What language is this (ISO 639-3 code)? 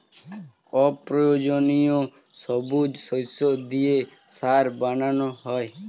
ben